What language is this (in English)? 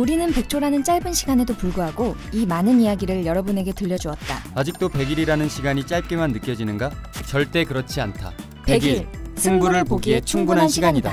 Korean